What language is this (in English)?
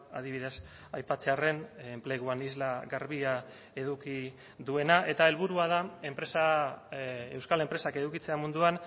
Basque